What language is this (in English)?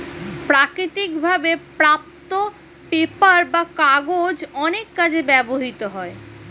Bangla